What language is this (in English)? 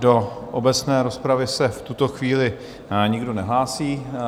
Czech